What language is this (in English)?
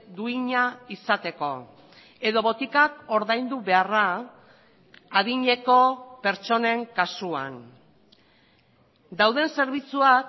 Basque